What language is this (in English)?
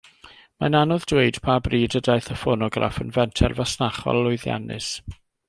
Welsh